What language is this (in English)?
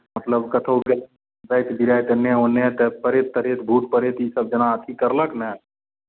Maithili